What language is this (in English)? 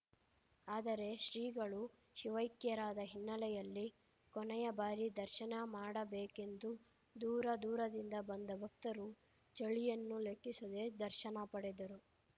Kannada